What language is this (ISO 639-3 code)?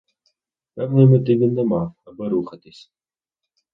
ukr